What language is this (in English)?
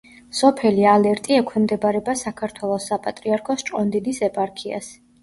Georgian